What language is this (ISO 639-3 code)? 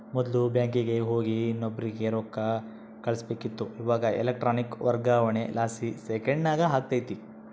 kan